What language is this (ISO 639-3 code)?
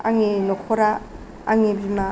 brx